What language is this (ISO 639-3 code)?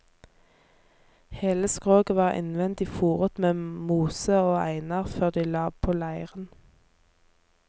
nor